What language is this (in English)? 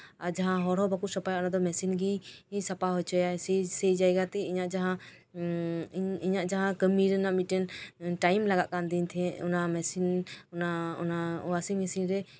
Santali